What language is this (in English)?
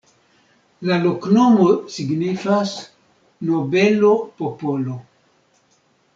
Esperanto